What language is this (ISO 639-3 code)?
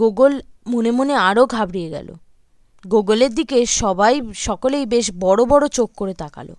ben